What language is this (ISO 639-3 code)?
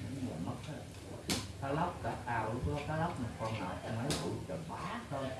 vie